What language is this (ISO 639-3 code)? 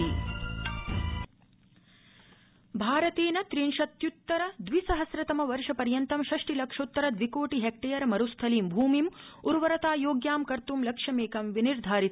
san